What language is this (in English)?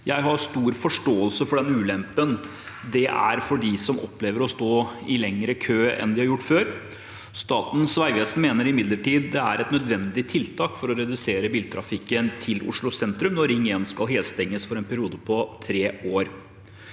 Norwegian